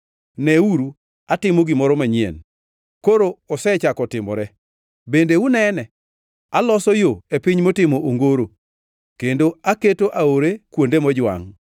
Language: Luo (Kenya and Tanzania)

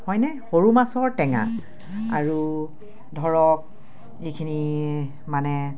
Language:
Assamese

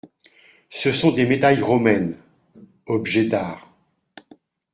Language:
French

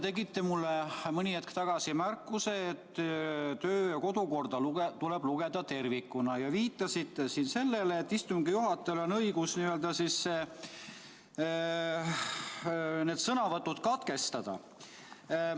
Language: Estonian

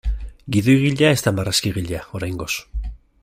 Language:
Basque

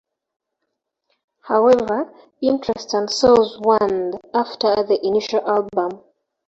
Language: English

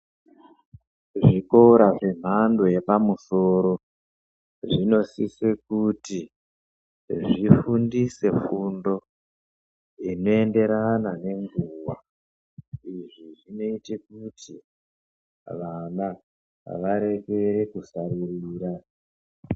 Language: Ndau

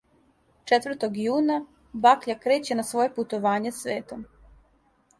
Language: Serbian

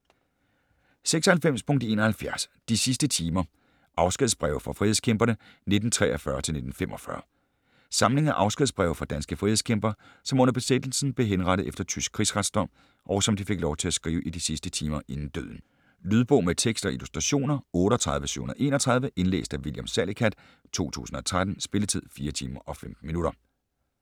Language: Danish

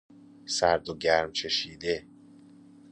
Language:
Persian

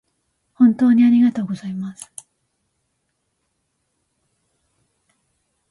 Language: Japanese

